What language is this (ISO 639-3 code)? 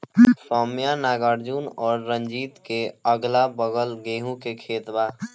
bho